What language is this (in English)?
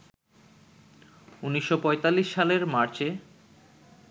Bangla